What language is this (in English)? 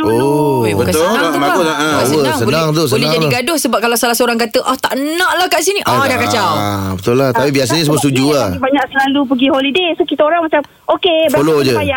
Malay